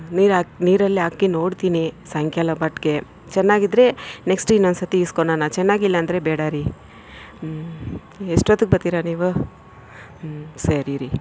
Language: Kannada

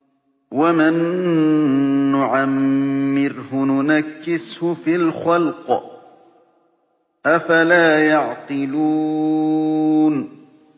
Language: Arabic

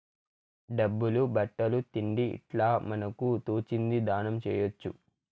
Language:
Telugu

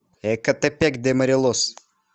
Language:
Russian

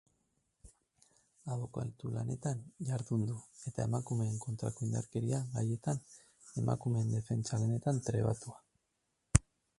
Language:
Basque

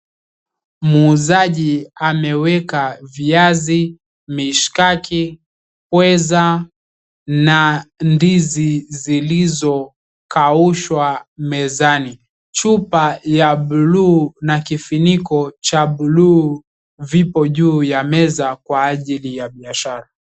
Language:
Swahili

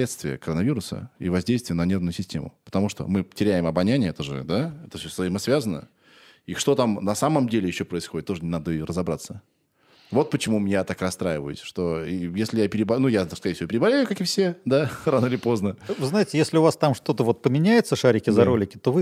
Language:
Russian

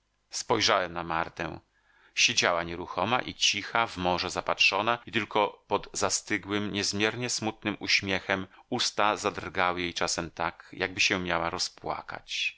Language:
Polish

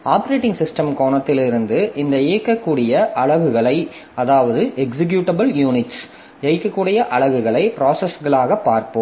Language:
Tamil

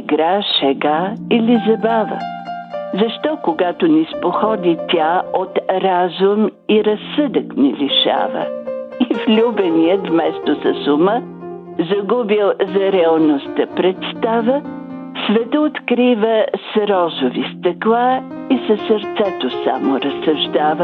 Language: Bulgarian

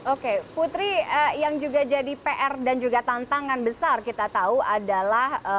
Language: Indonesian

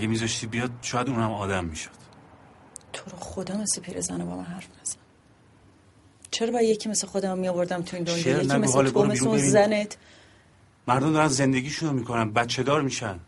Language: Persian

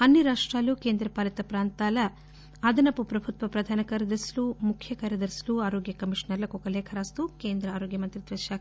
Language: Telugu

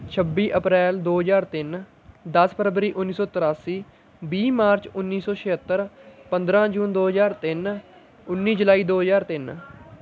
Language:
Punjabi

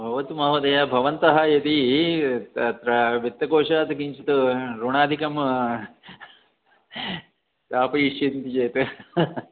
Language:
Sanskrit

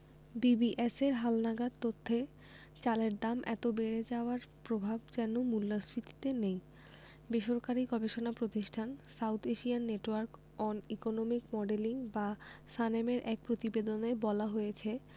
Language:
Bangla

